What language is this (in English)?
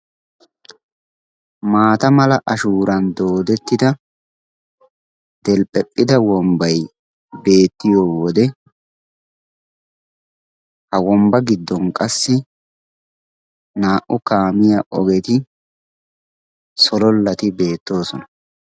Wolaytta